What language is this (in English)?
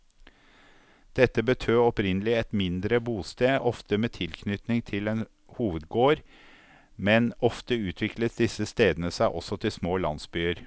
Norwegian